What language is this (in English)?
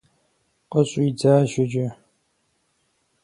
Kabardian